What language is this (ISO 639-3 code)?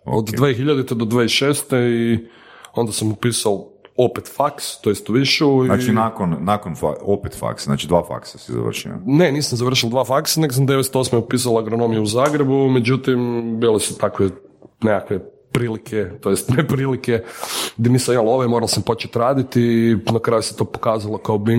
hrv